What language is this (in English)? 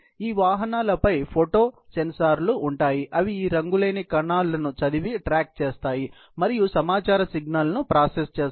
Telugu